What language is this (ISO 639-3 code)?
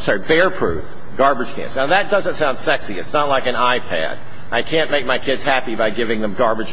eng